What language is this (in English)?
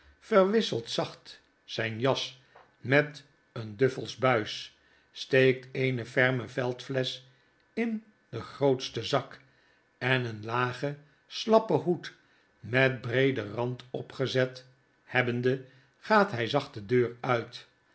Dutch